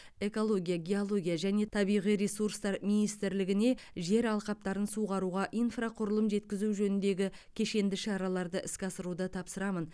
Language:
Kazakh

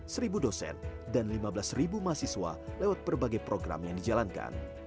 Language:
Indonesian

